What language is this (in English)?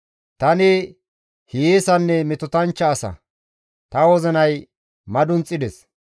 Gamo